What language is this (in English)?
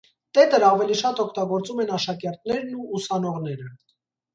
Armenian